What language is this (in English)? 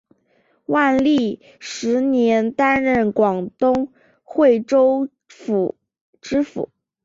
Chinese